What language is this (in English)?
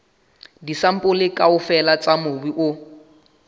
Southern Sotho